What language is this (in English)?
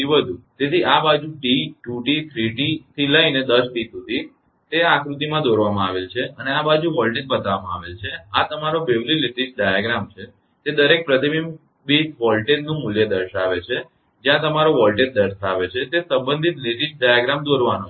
Gujarati